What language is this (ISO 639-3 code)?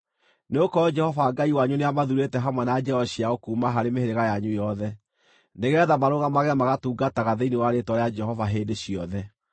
kik